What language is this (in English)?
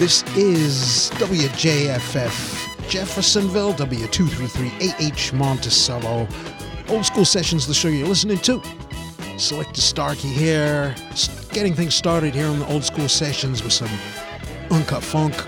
English